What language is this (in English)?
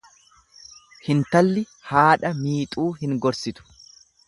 Oromo